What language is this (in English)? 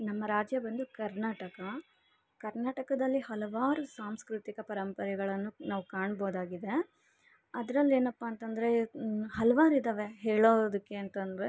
Kannada